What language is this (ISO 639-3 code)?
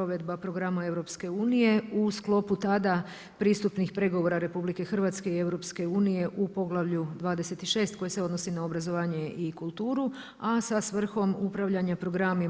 hrv